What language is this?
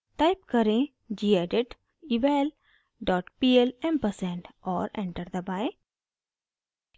Hindi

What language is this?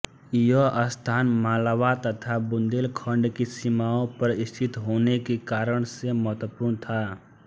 Hindi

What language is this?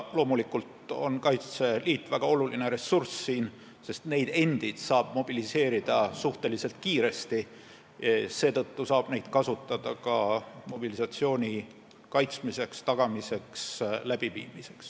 Estonian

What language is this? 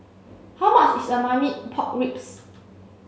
English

